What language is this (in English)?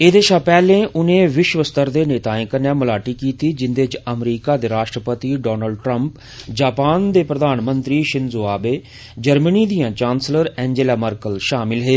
Dogri